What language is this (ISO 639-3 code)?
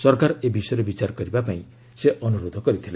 ori